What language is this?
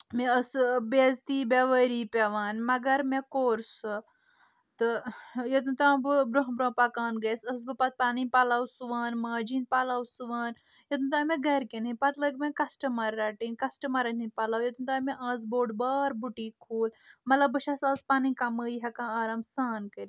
Kashmiri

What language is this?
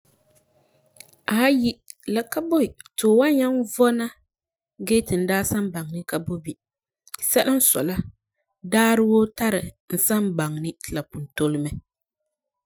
Frafra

